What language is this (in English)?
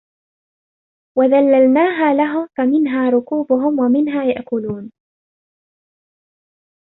Arabic